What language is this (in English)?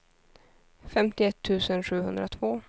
Swedish